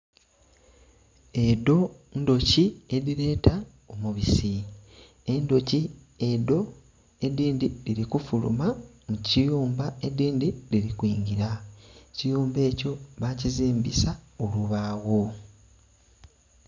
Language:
Soga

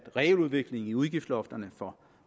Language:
Danish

